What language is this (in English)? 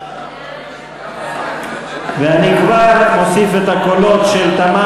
Hebrew